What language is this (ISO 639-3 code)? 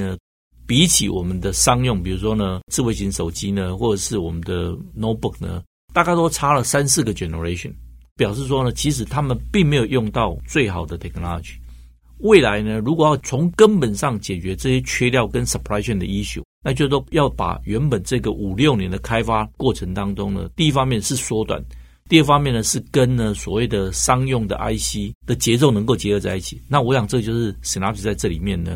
zho